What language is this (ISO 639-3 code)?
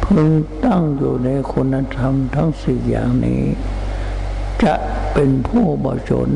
tha